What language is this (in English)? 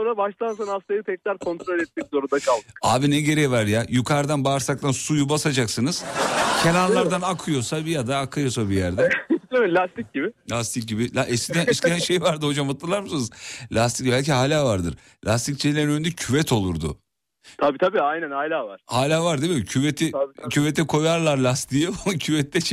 Turkish